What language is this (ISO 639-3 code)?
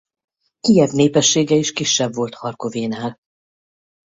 hun